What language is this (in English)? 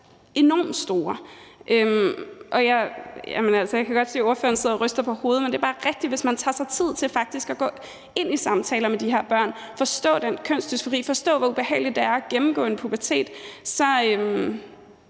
Danish